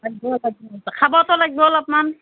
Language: Assamese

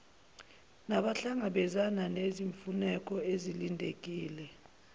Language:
Zulu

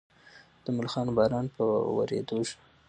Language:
Pashto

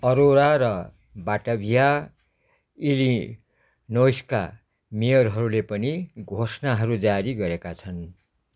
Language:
Nepali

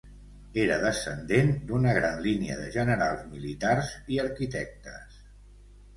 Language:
Catalan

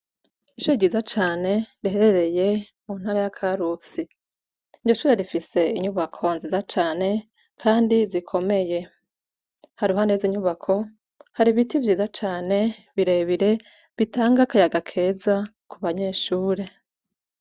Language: Rundi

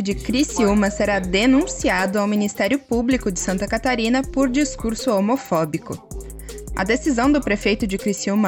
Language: Portuguese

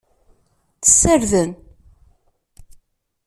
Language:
Kabyle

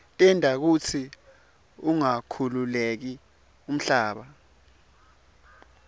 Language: Swati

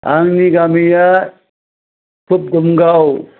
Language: Bodo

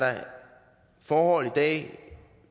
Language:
Danish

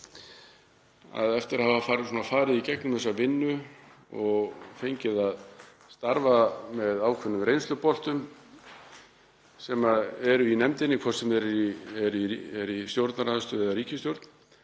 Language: Icelandic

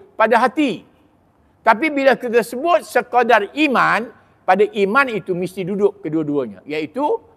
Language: Malay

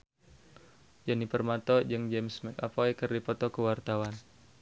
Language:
Sundanese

